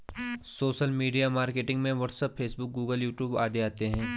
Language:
Hindi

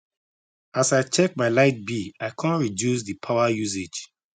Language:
Nigerian Pidgin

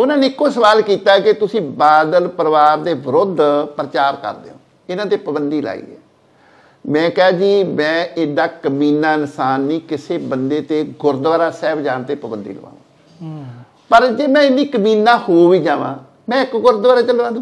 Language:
Punjabi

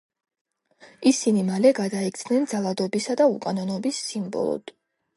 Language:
Georgian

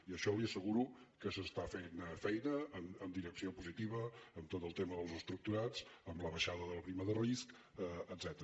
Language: Catalan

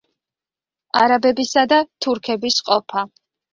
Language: Georgian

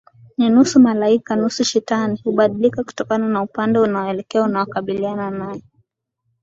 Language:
Swahili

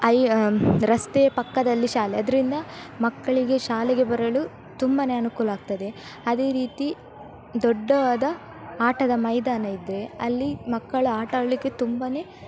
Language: Kannada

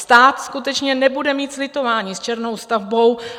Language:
Czech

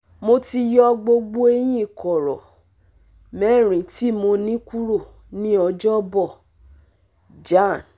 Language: Yoruba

